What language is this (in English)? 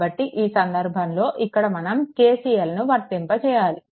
Telugu